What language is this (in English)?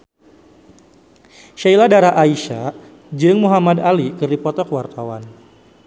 Sundanese